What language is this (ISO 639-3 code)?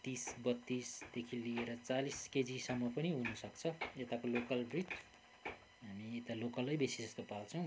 nep